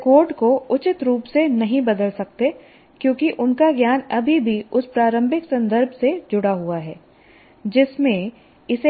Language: Hindi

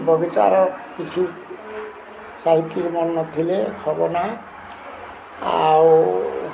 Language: Odia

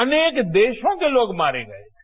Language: Hindi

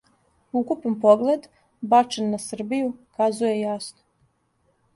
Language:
Serbian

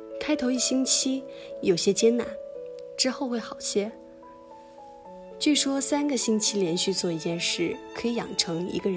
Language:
Chinese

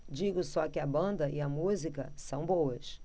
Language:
Portuguese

